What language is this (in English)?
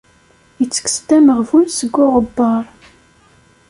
Kabyle